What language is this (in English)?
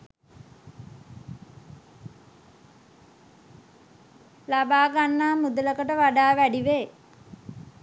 Sinhala